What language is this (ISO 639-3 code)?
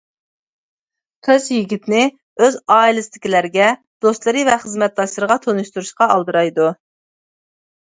uig